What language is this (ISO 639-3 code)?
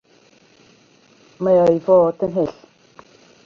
cym